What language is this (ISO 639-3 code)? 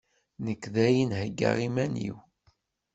kab